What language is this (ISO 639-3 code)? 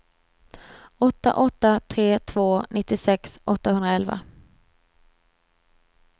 swe